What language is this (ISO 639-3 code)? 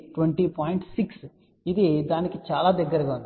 tel